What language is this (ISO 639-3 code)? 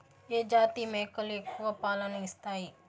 tel